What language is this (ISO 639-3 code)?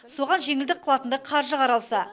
kaz